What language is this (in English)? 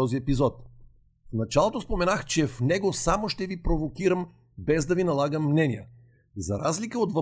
Bulgarian